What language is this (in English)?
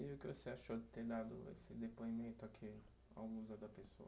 Portuguese